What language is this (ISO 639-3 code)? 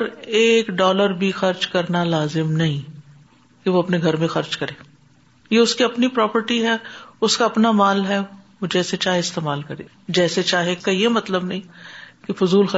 urd